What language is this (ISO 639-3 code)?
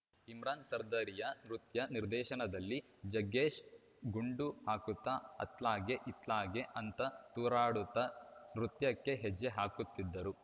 kan